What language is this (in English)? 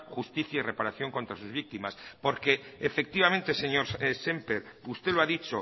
Spanish